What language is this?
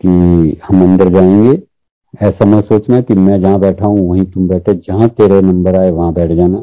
Hindi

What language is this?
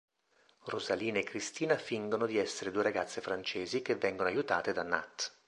Italian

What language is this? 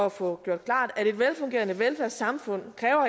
Danish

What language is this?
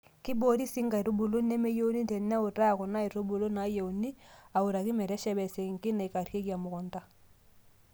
Masai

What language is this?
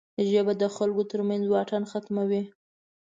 Pashto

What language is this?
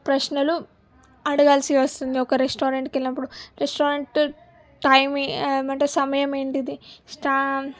Telugu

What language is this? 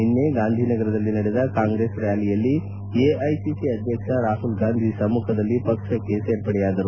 Kannada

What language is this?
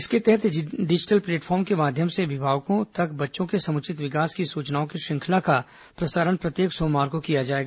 Hindi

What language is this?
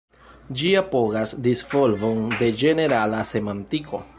Esperanto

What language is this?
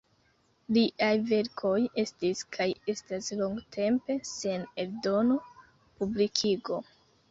Esperanto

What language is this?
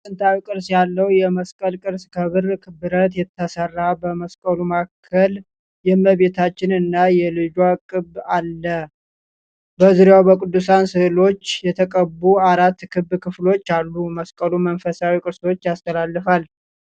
Amharic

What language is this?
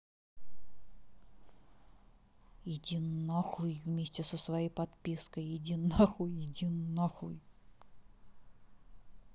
Russian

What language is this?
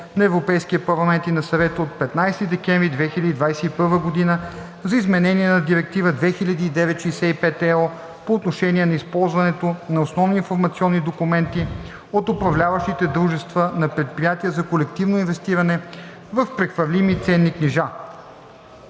Bulgarian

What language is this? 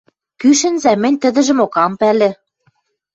Western Mari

